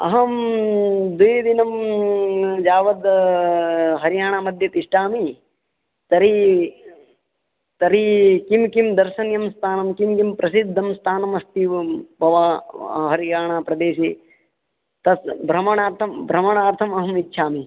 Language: Sanskrit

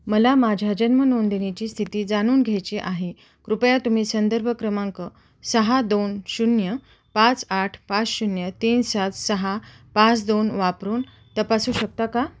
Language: Marathi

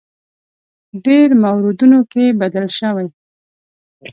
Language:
Pashto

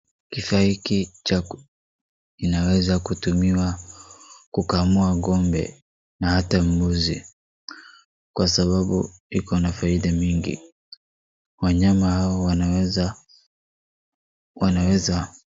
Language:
Swahili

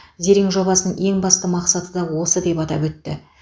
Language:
Kazakh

